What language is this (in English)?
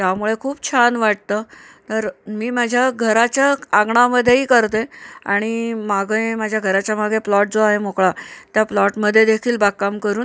Marathi